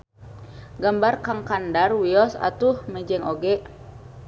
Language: Sundanese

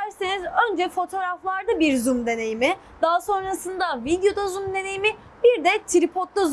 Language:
Turkish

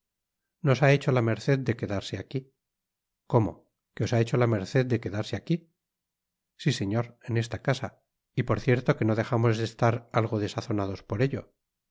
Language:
Spanish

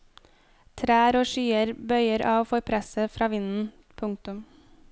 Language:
Norwegian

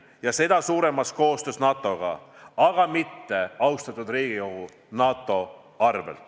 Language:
Estonian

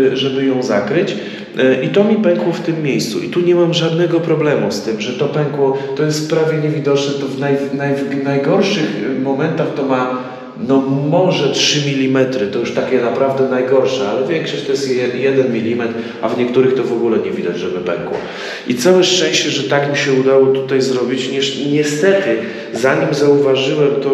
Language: Polish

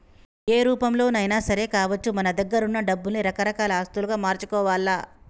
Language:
Telugu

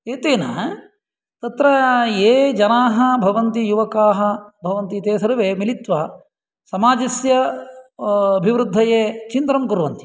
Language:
Sanskrit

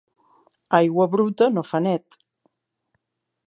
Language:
Catalan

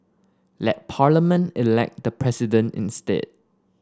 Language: English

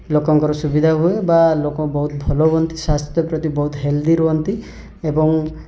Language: Odia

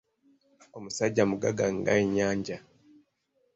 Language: Ganda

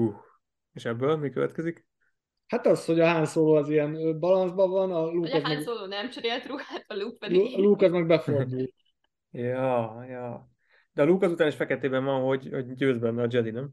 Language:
Hungarian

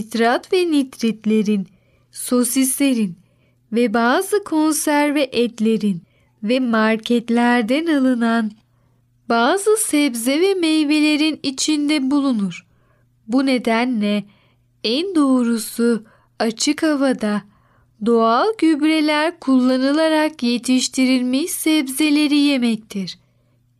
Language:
Turkish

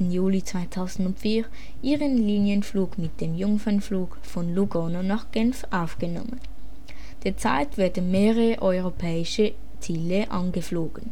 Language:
German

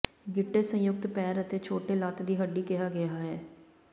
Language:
Punjabi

